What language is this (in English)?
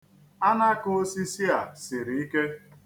Igbo